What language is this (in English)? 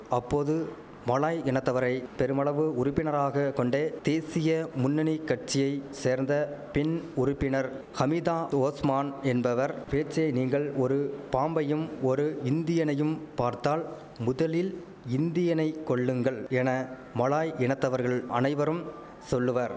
Tamil